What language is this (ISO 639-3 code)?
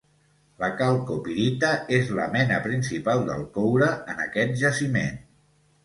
cat